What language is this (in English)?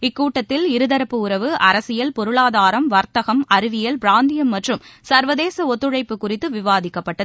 Tamil